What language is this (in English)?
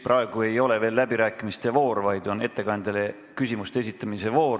Estonian